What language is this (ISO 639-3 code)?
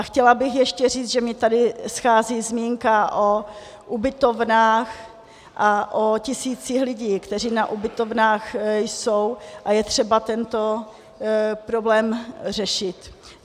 ces